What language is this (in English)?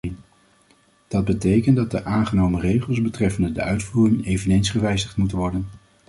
Dutch